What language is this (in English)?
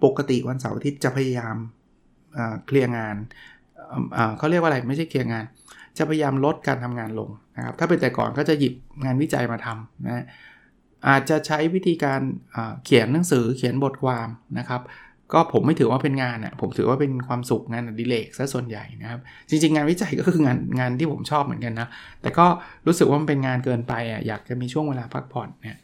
Thai